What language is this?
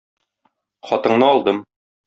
Tatar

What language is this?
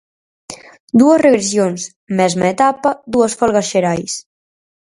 Galician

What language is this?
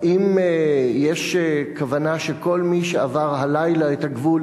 Hebrew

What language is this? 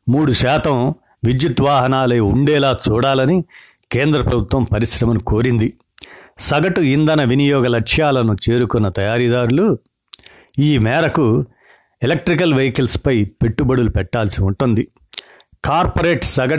Telugu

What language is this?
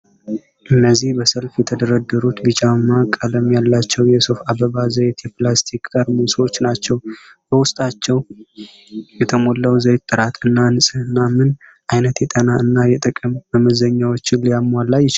Amharic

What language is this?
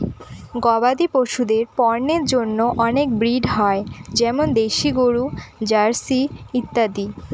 Bangla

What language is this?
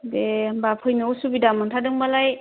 Bodo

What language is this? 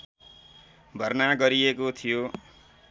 Nepali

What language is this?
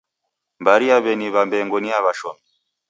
Taita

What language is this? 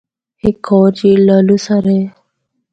Northern Hindko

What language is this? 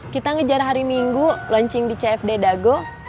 Indonesian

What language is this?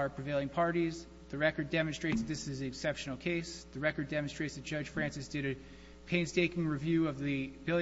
English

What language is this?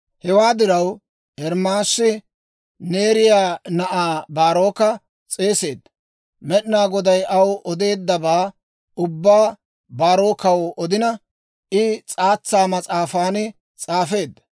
Dawro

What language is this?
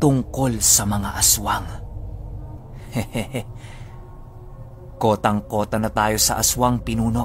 Filipino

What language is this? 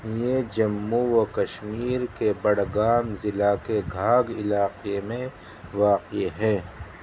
Urdu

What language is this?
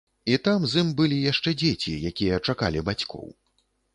Belarusian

